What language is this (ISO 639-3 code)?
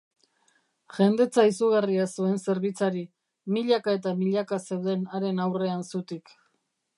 eus